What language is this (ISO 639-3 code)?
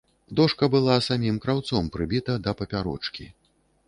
bel